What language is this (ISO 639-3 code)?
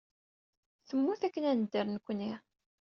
kab